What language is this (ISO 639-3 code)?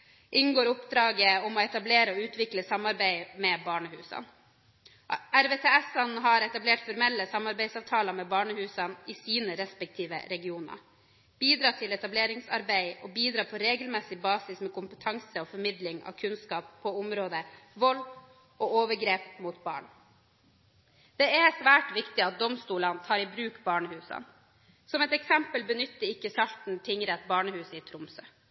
nob